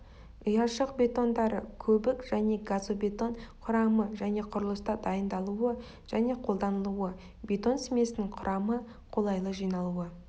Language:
Kazakh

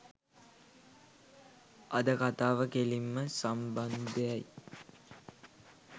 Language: Sinhala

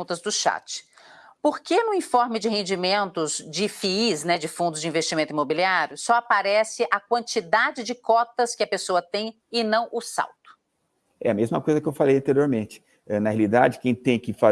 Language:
Portuguese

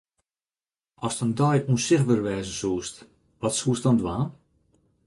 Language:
Western Frisian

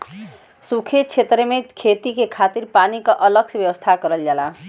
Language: Bhojpuri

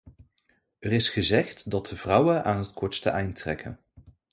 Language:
Dutch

